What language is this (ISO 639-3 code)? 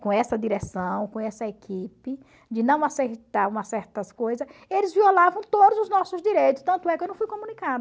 por